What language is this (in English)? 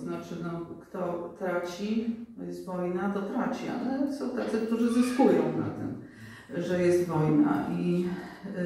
Polish